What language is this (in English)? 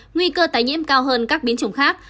Vietnamese